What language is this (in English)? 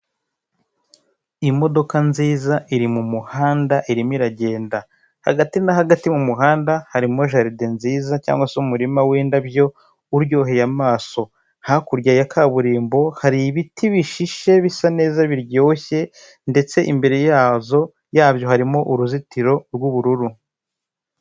Kinyarwanda